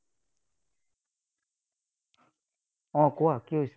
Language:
Assamese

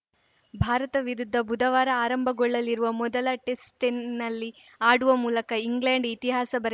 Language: Kannada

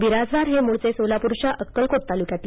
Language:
Marathi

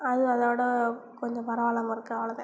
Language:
Tamil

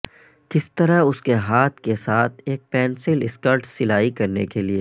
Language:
Urdu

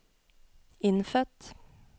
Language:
Norwegian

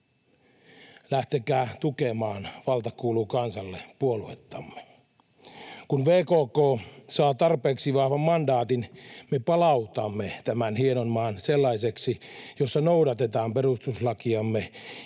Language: Finnish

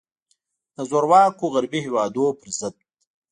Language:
Pashto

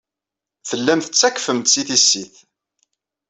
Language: Kabyle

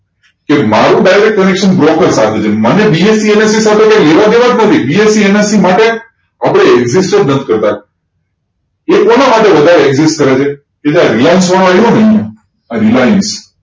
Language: Gujarati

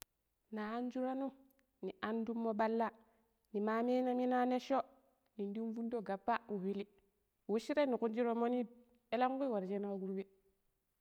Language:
Pero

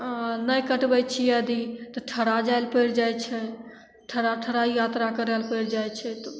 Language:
Maithili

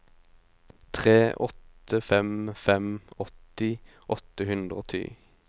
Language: Norwegian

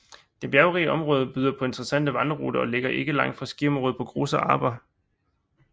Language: Danish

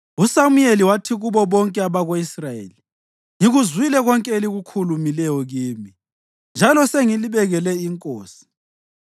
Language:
North Ndebele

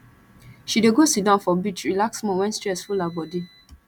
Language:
Nigerian Pidgin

